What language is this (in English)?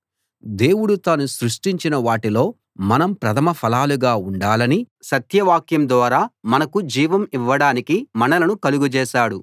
Telugu